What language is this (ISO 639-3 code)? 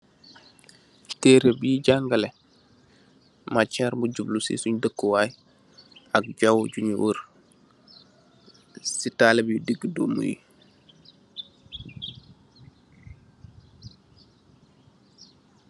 wol